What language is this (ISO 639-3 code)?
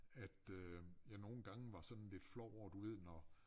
dan